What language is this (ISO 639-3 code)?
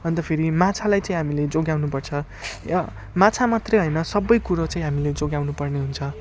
nep